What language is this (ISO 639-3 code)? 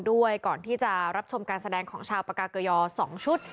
tha